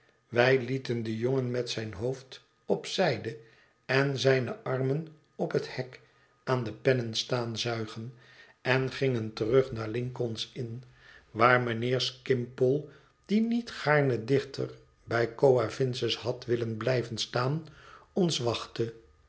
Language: Dutch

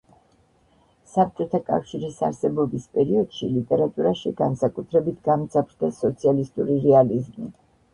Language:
Georgian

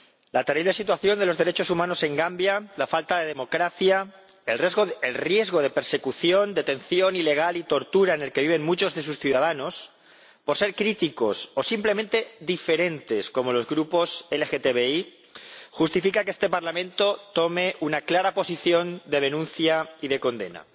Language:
Spanish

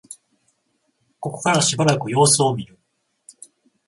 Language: Japanese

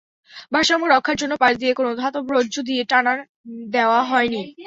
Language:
Bangla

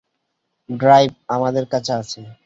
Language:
Bangla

